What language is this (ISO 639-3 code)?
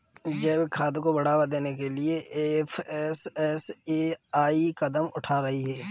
hin